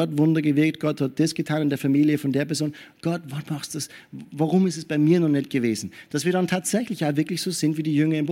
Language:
German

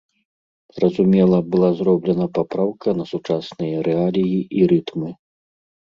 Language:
Belarusian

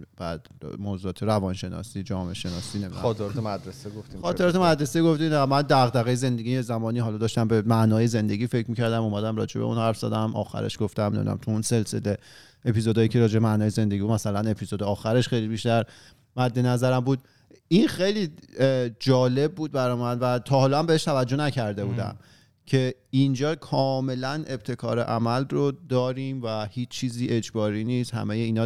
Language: Persian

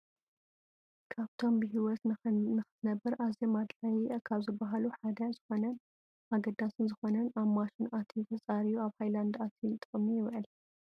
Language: Tigrinya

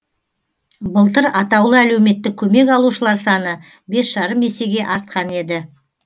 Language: Kazakh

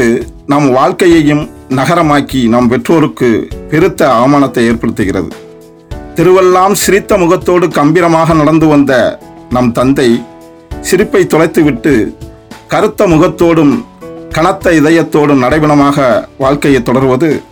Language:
Tamil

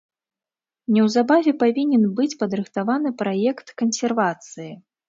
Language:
Belarusian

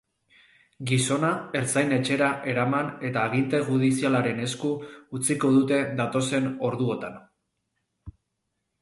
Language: Basque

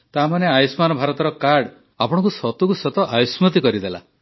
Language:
Odia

